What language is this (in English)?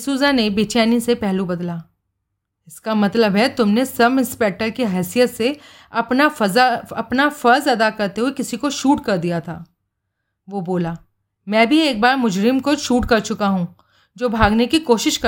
Hindi